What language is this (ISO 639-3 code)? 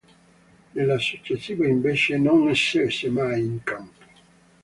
ita